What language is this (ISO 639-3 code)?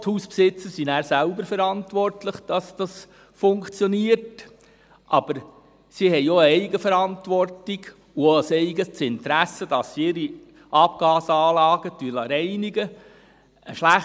gsw